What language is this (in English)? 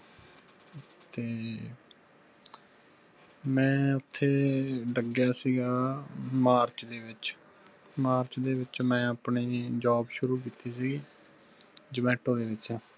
Punjabi